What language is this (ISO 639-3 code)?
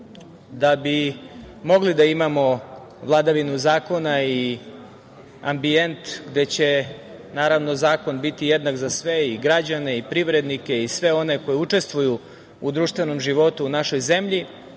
srp